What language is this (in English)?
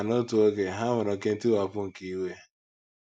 Igbo